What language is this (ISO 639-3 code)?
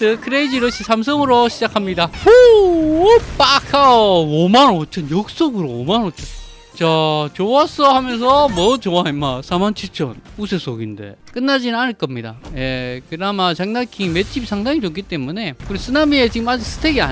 kor